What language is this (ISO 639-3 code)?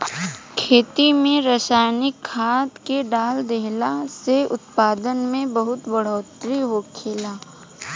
bho